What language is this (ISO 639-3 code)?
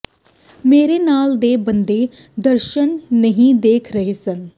pan